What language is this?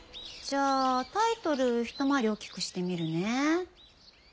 Japanese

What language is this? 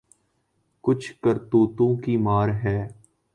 Urdu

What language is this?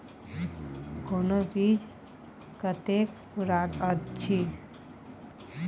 Maithili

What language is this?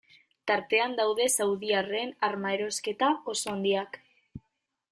Basque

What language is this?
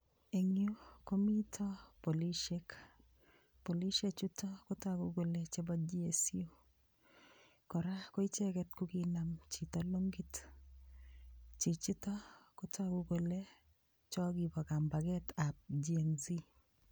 Kalenjin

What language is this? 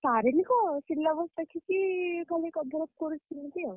Odia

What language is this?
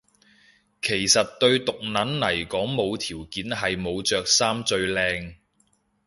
Cantonese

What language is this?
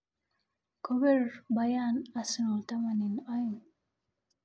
Kalenjin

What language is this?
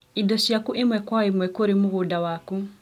Kikuyu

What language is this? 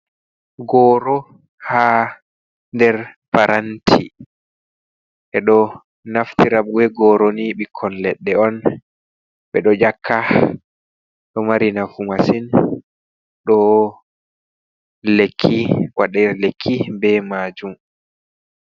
Fula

